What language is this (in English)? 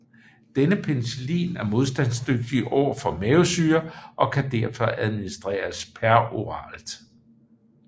Danish